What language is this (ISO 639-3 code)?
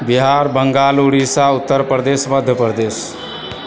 mai